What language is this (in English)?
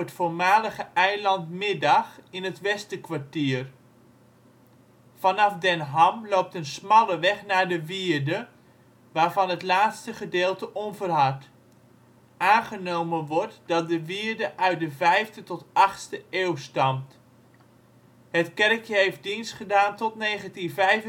Dutch